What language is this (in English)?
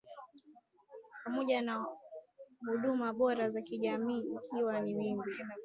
Swahili